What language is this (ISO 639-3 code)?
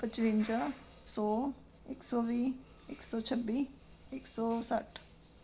pan